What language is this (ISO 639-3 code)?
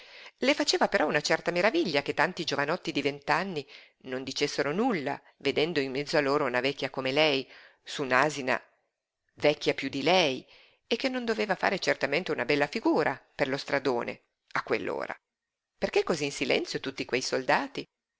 ita